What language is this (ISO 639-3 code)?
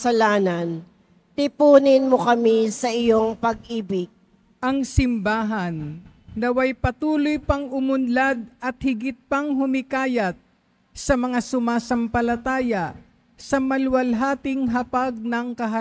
fil